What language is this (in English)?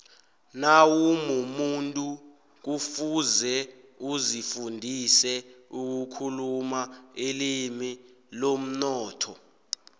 South Ndebele